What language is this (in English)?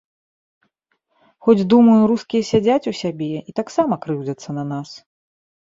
Belarusian